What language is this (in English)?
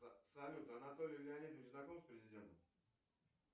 Russian